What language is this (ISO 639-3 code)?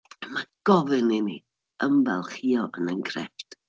cym